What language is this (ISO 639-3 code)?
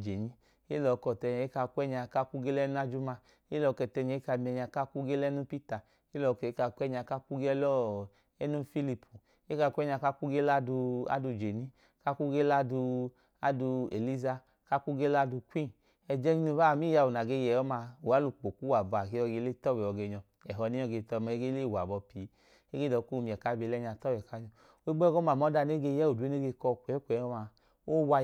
idu